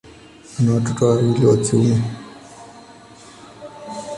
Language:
Swahili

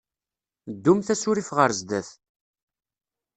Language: Kabyle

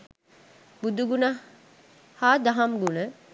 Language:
Sinhala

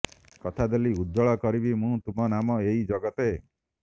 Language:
Odia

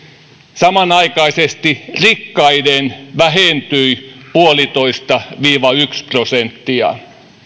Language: Finnish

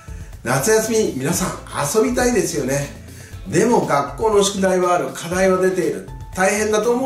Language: Japanese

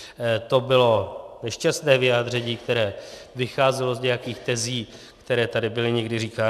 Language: Czech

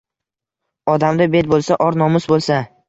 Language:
Uzbek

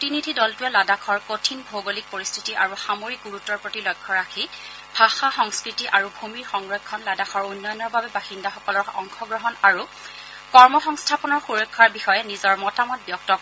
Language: Assamese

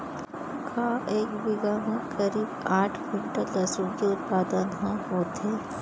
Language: Chhattisgarhi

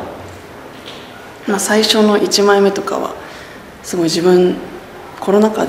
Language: Japanese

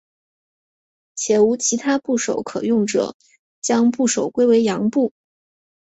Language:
Chinese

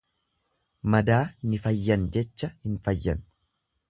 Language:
Oromo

